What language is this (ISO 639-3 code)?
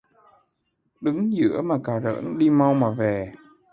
vie